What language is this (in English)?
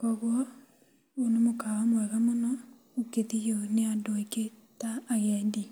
Kikuyu